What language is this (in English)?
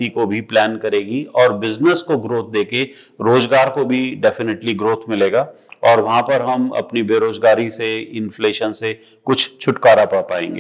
Hindi